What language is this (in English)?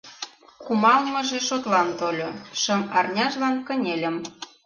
Mari